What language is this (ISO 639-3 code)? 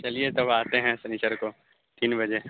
urd